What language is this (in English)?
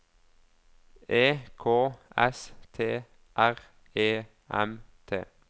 Norwegian